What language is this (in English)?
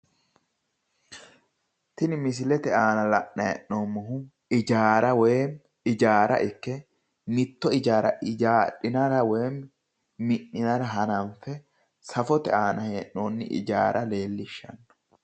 Sidamo